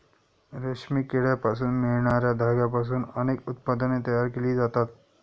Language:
Marathi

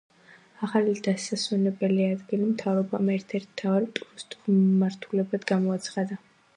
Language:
Georgian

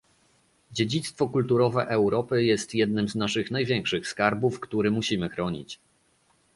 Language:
Polish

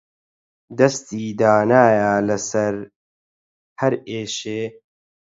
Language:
Central Kurdish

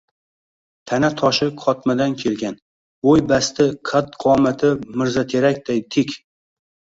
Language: Uzbek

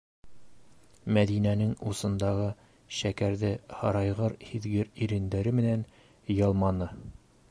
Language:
Bashkir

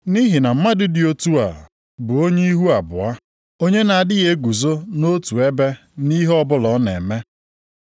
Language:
Igbo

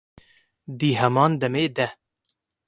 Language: Kurdish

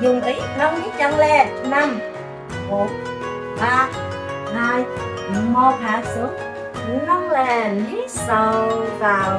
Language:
Vietnamese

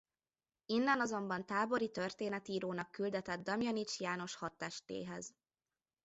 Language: Hungarian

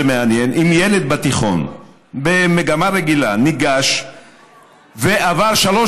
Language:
Hebrew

